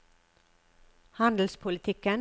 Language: Norwegian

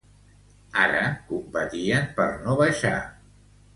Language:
Catalan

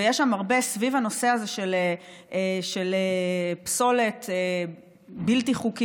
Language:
Hebrew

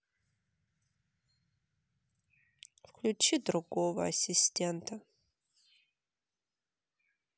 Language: Russian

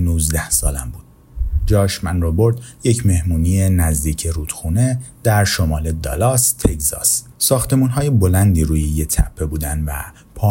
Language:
Persian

